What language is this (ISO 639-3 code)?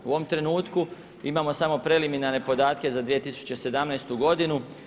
hrv